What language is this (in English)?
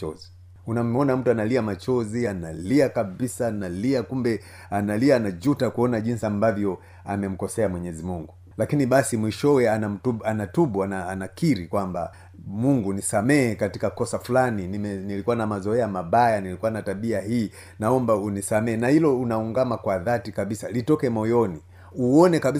Swahili